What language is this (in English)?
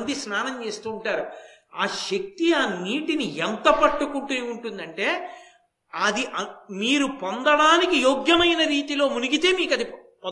Telugu